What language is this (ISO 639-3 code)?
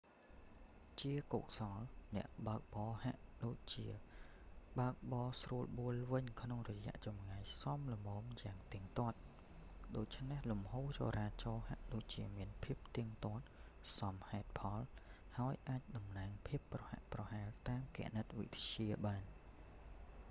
khm